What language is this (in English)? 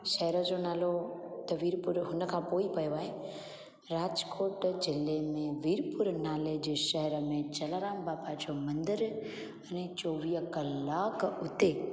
Sindhi